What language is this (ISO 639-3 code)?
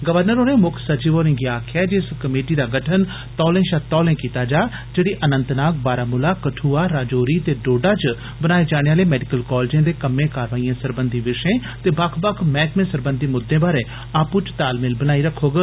doi